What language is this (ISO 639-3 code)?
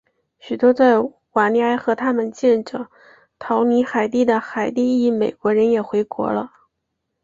zho